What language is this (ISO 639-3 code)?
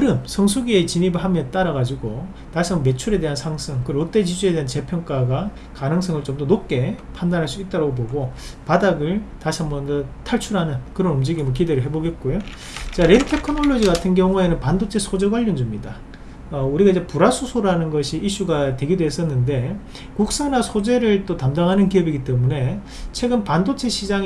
kor